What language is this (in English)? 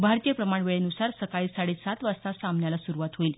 Marathi